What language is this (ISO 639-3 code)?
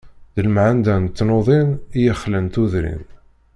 kab